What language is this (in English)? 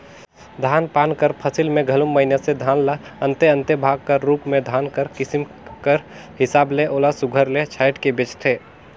Chhattisgarhi